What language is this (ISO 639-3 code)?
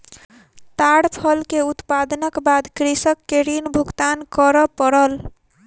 mai